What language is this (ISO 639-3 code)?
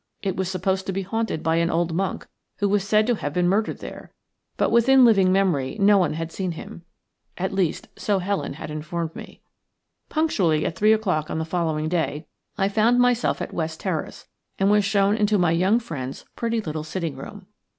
eng